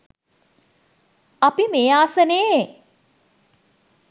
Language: Sinhala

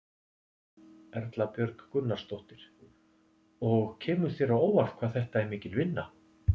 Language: Icelandic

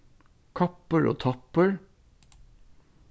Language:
Faroese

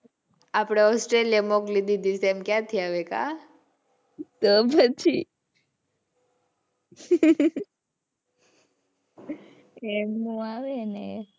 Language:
Gujarati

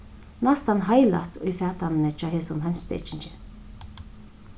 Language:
Faroese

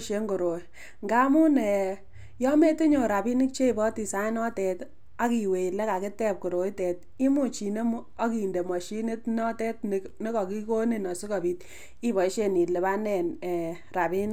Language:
Kalenjin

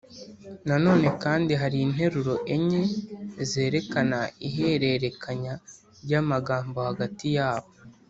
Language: Kinyarwanda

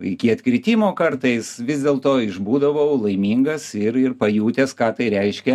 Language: Lithuanian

